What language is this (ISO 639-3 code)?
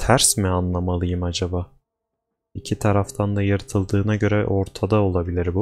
tur